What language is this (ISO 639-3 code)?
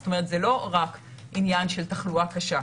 heb